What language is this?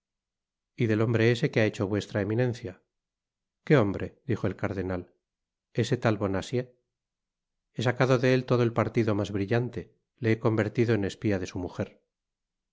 Spanish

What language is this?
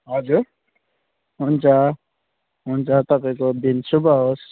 Nepali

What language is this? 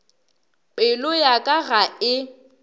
Northern Sotho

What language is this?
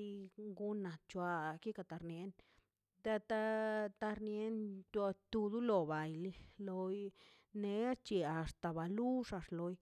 Mazaltepec Zapotec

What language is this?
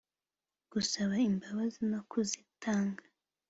Kinyarwanda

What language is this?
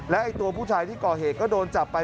Thai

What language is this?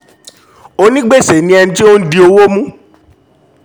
Yoruba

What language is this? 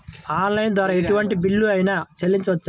Telugu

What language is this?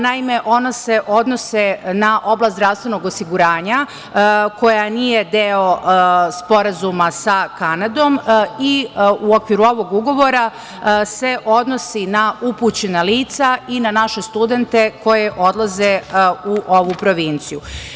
Serbian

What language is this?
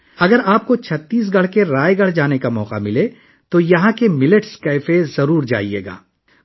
Urdu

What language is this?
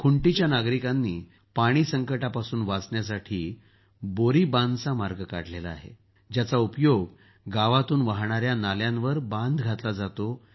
Marathi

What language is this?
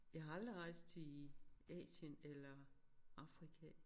Danish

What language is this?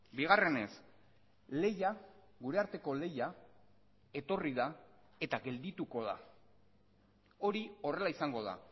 Basque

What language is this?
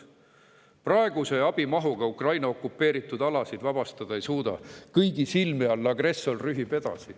Estonian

